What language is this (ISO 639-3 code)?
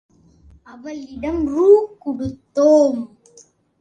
tam